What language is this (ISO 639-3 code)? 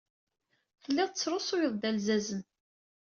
kab